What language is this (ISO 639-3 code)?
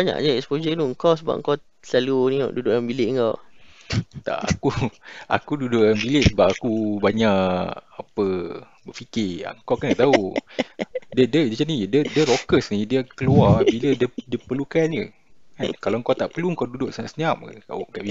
msa